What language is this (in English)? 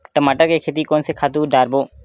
Chhattisgarhi